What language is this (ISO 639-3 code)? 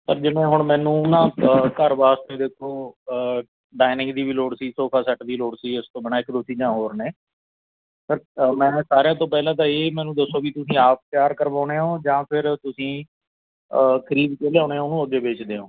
pan